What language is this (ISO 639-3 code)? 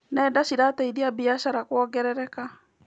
kik